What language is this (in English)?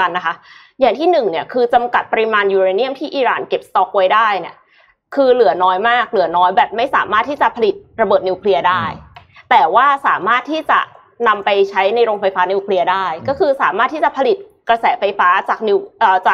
Thai